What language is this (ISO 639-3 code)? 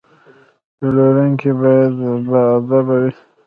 pus